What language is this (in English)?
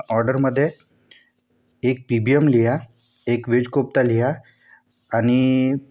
Marathi